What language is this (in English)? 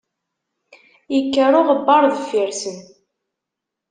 Kabyle